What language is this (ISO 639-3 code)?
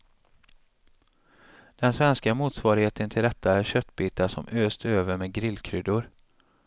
swe